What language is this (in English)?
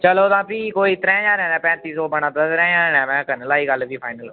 Dogri